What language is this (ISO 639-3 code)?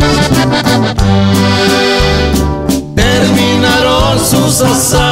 spa